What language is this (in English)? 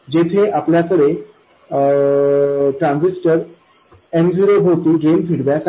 Marathi